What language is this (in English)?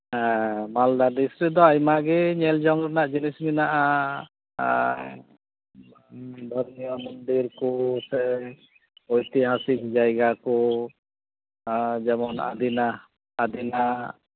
Santali